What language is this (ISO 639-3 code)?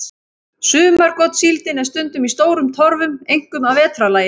isl